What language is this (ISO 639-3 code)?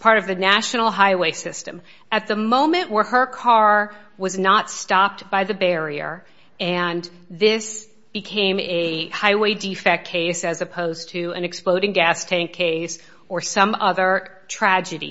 eng